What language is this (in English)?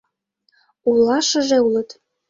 Mari